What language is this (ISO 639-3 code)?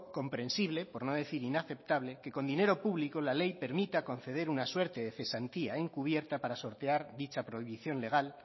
spa